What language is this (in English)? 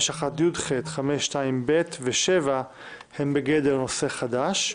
Hebrew